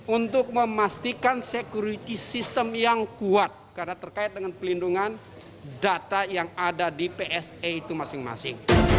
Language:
Indonesian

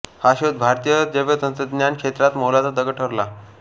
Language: Marathi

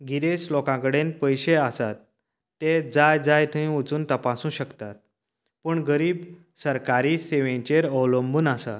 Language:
Konkani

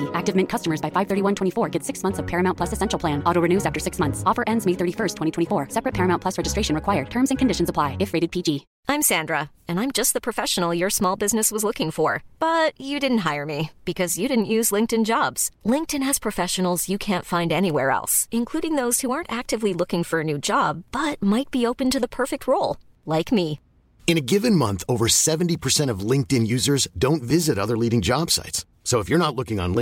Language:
Persian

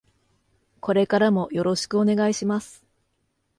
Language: Japanese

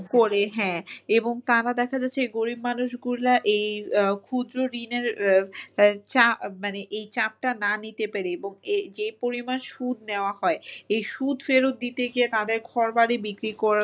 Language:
Bangla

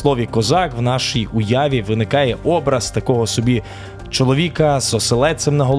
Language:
Ukrainian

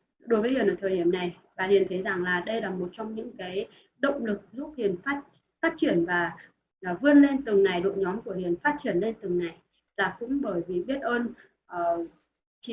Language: Vietnamese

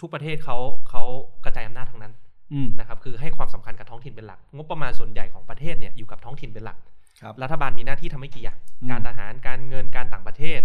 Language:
Thai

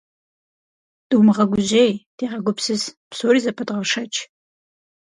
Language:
Kabardian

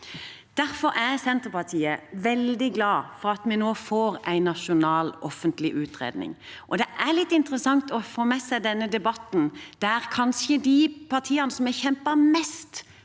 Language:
Norwegian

